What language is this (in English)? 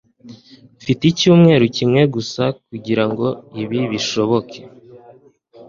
Kinyarwanda